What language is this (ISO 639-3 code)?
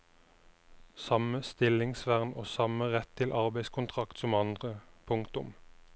nor